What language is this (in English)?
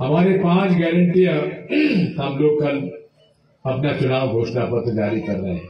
Hindi